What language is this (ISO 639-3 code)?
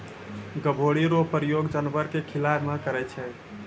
mai